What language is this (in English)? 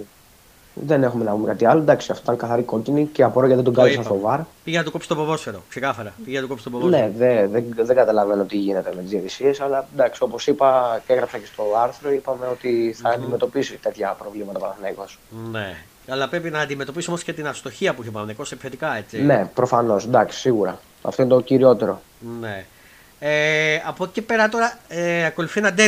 Greek